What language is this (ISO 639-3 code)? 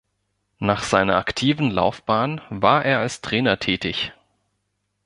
deu